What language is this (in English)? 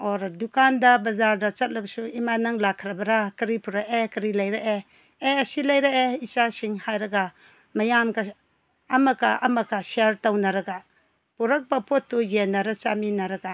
Manipuri